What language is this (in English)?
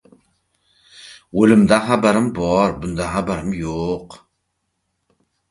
Uzbek